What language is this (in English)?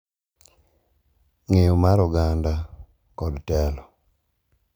Luo (Kenya and Tanzania)